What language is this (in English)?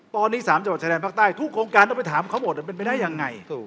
Thai